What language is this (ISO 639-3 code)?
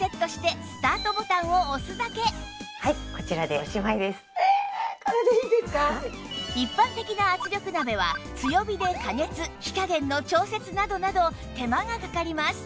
jpn